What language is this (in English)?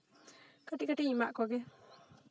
Santali